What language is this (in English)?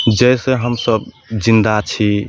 Maithili